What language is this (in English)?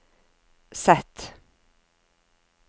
Norwegian